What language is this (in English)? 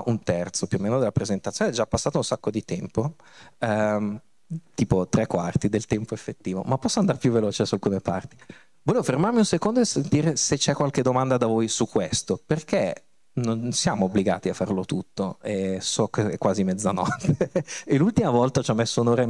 Italian